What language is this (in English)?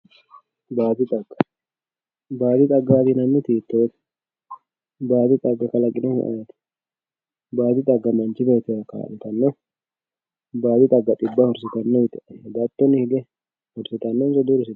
Sidamo